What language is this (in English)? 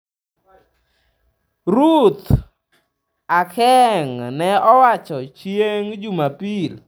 Luo (Kenya and Tanzania)